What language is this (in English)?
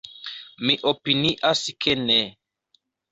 Esperanto